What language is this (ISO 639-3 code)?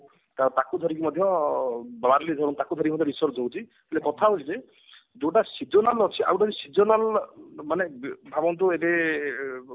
ori